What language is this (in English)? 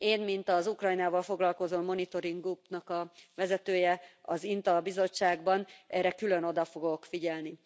Hungarian